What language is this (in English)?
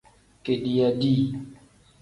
Tem